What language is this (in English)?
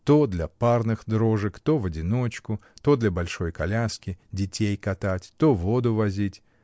Russian